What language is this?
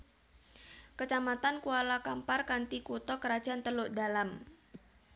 Javanese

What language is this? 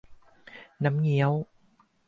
Thai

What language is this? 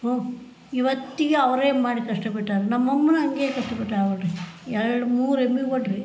Kannada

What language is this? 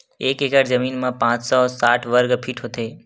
Chhattisgarhi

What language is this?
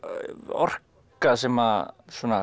Icelandic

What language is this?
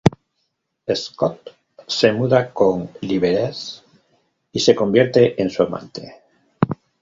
Spanish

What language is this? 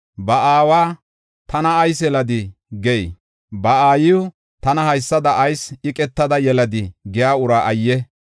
Gofa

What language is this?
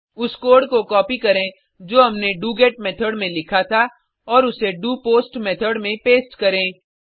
Hindi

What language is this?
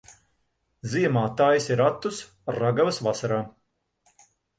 Latvian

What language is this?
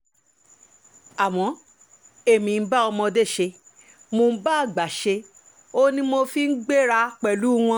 Yoruba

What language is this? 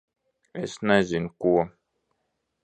Latvian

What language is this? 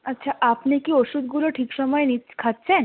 Bangla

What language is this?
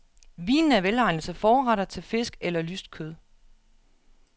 Danish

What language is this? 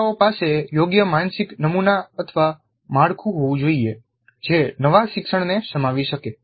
Gujarati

